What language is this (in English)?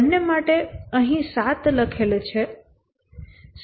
Gujarati